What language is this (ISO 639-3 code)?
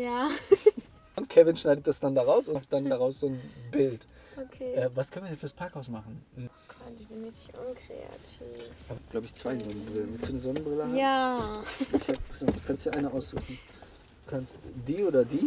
deu